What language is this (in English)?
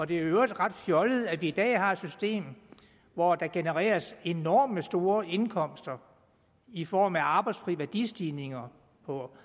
Danish